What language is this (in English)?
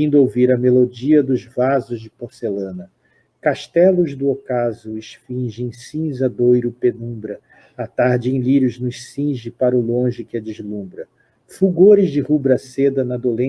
Portuguese